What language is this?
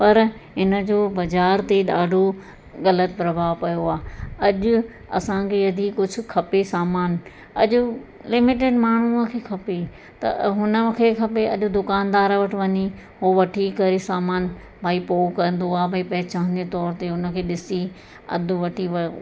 Sindhi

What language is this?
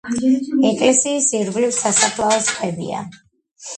Georgian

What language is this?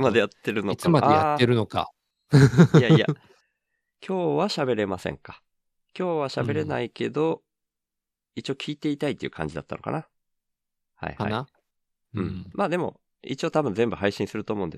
Japanese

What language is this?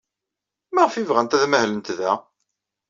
Kabyle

